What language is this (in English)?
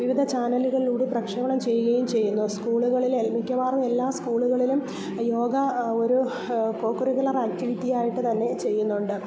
Malayalam